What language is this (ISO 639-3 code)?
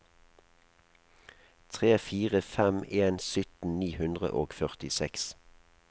nor